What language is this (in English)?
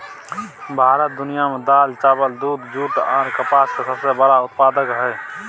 Maithili